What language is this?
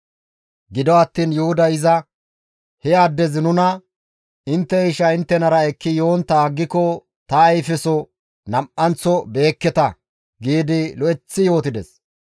Gamo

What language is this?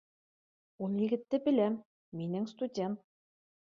Bashkir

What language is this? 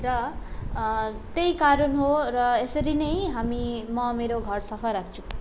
Nepali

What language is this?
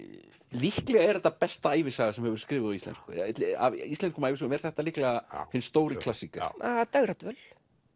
Icelandic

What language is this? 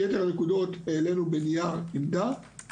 Hebrew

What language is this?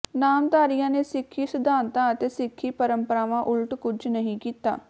Punjabi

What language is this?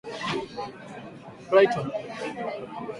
Swahili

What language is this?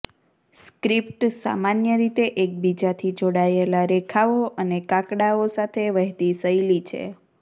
Gujarati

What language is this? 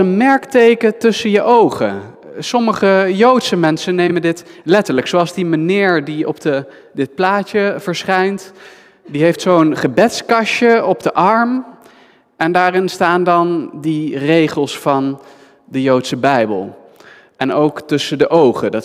Dutch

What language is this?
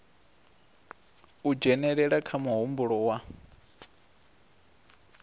Venda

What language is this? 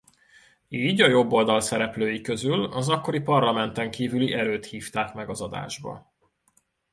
Hungarian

